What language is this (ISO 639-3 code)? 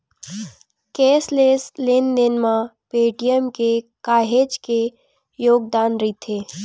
hne